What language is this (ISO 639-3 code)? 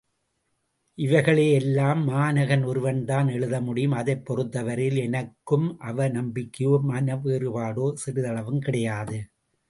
tam